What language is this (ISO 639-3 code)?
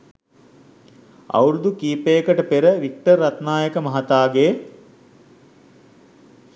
sin